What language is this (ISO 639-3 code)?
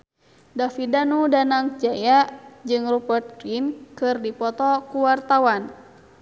sun